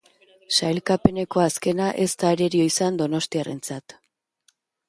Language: Basque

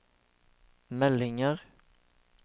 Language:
Norwegian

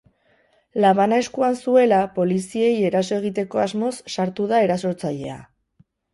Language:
Basque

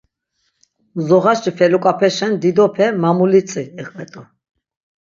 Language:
Laz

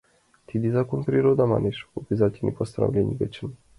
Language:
Mari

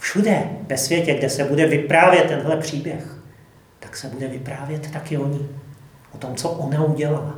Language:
Czech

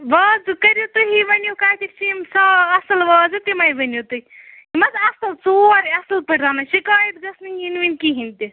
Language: Kashmiri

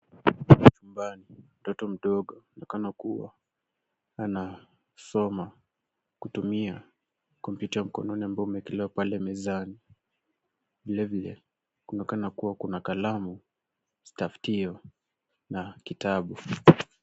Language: Swahili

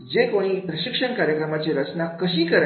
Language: Marathi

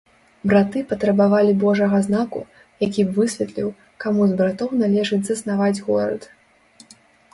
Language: Belarusian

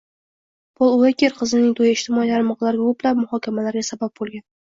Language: Uzbek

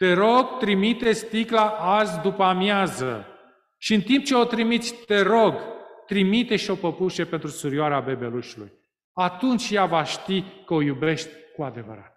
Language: Romanian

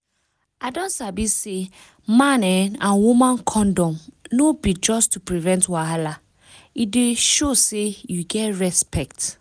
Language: Nigerian Pidgin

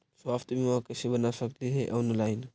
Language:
Magahi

